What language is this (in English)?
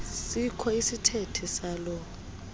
Xhosa